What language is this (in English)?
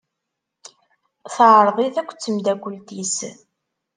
Kabyle